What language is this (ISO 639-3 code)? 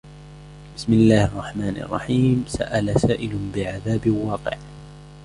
ara